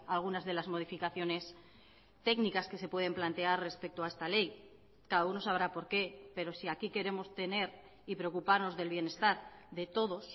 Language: Spanish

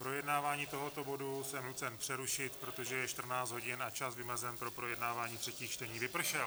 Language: Czech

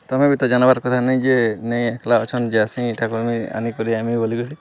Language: Odia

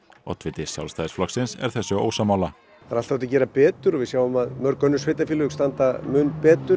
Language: Icelandic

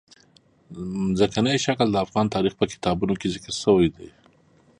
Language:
Pashto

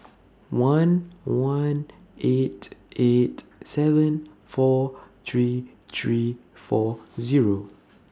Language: English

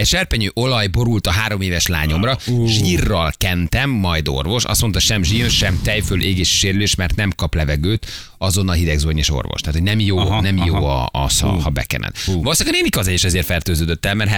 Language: Hungarian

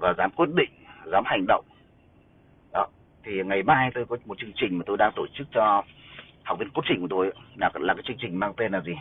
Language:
Vietnamese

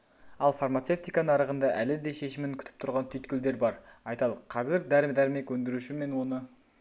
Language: Kazakh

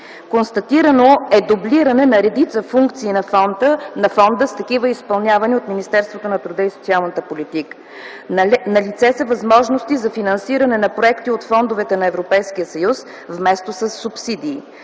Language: Bulgarian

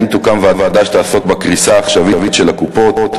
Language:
Hebrew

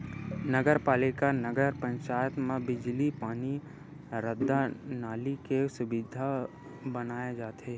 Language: Chhattisgarhi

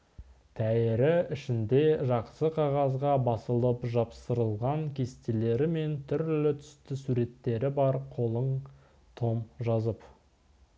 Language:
Kazakh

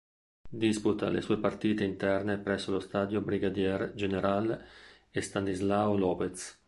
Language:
Italian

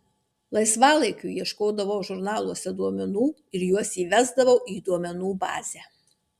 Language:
Lithuanian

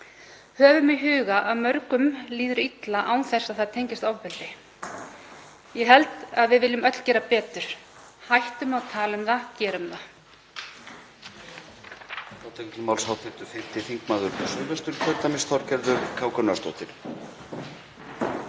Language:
Icelandic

